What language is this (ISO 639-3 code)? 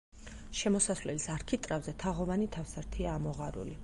kat